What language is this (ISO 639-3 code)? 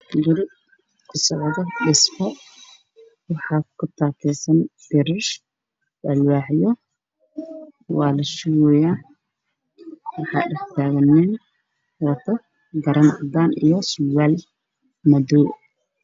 som